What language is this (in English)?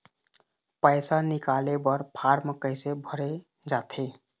Chhattisgarhi